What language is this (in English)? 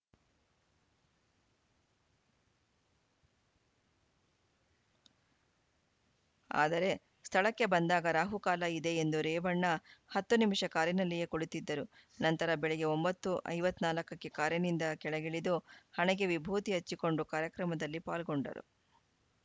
Kannada